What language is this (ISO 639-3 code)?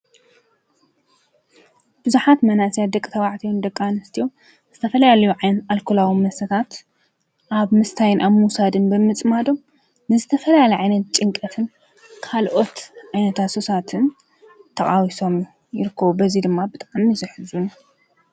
tir